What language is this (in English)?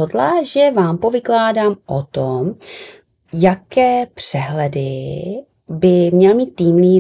Czech